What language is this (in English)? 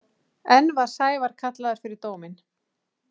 Icelandic